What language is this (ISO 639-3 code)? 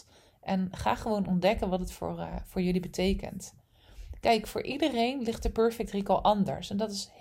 nld